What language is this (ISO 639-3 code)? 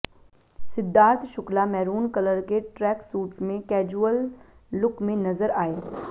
hin